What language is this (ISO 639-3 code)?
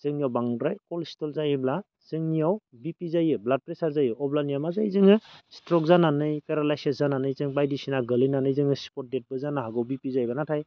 brx